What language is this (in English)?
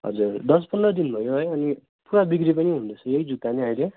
Nepali